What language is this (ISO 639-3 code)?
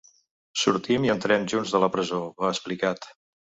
cat